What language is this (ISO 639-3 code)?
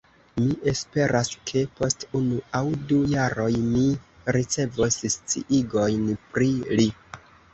epo